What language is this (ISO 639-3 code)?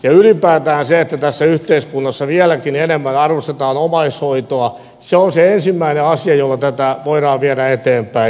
fin